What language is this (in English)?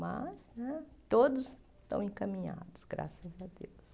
Portuguese